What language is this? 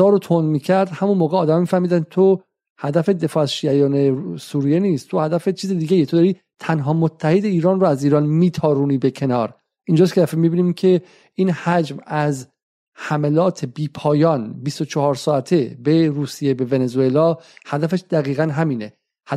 Persian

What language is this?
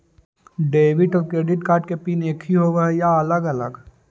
Magahi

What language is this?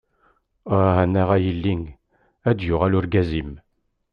Kabyle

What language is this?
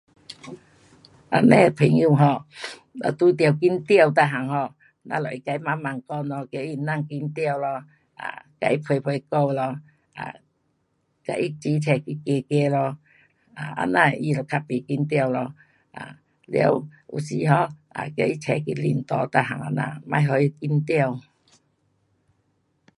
Pu-Xian Chinese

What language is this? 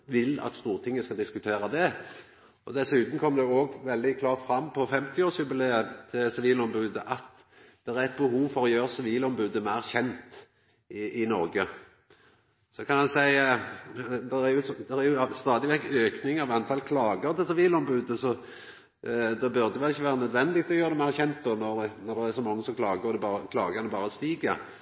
Norwegian Nynorsk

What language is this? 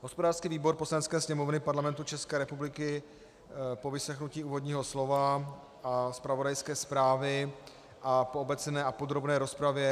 Czech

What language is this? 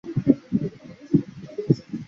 Chinese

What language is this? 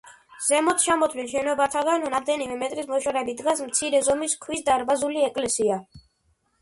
Georgian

